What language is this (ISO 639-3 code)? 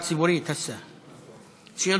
heb